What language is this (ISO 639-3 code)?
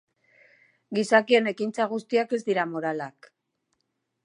eus